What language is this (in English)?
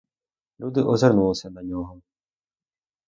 Ukrainian